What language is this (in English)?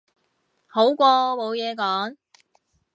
Cantonese